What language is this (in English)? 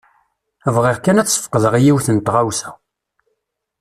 Kabyle